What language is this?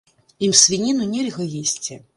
Belarusian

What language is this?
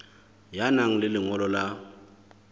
Southern Sotho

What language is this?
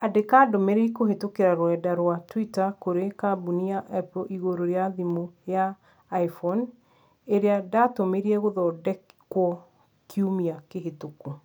Kikuyu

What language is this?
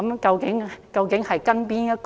Cantonese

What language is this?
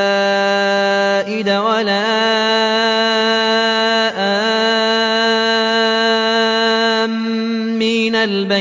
Arabic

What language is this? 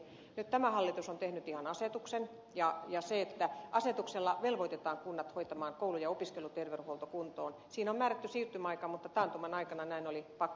Finnish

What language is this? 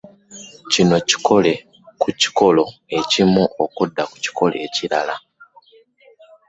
Ganda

